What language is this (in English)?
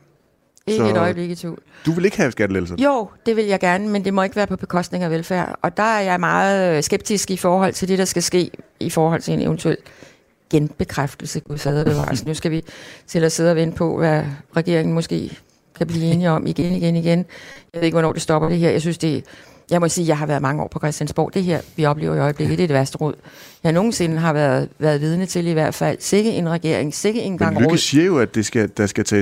Danish